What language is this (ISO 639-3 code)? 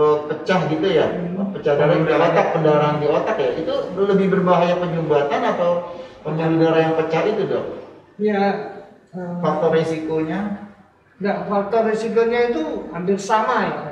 ind